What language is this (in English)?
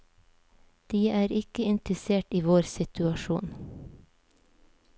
Norwegian